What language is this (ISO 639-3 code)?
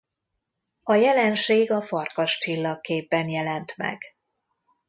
hun